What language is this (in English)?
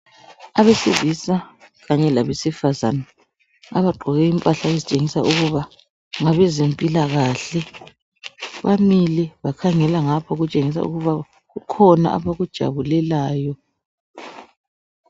North Ndebele